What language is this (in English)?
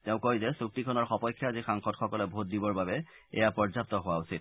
Assamese